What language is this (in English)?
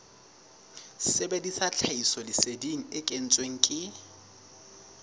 Southern Sotho